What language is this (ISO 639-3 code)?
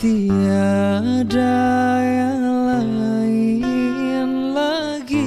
ind